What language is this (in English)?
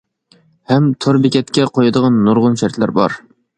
Uyghur